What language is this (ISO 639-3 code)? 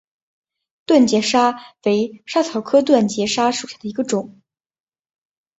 zho